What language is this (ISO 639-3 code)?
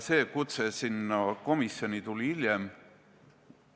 est